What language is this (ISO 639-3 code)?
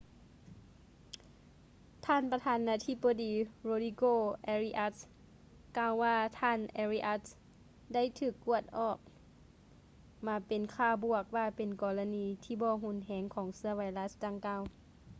lao